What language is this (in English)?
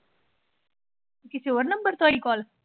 Punjabi